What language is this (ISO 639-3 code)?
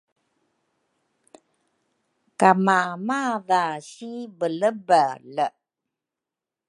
dru